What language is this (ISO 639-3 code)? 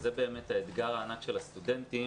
heb